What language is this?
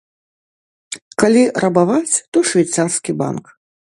Belarusian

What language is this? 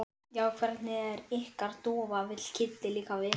Icelandic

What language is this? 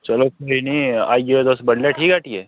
Dogri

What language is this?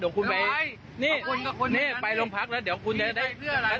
Thai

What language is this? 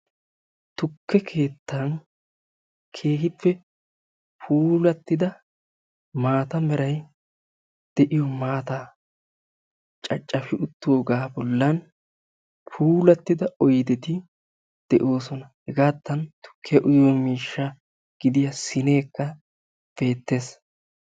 Wolaytta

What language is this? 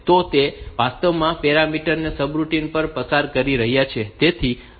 Gujarati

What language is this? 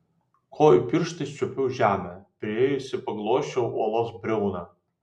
Lithuanian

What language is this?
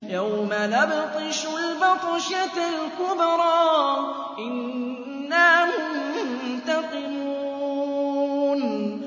Arabic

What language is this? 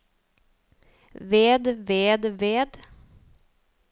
Norwegian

